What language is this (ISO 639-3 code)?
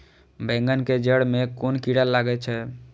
mai